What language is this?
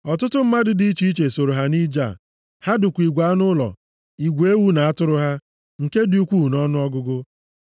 Igbo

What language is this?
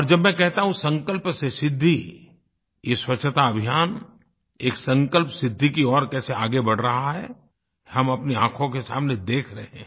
Hindi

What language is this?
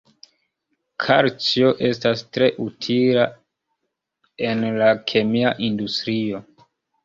Esperanto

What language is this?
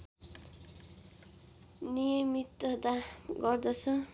Nepali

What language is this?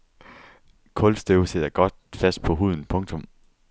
Danish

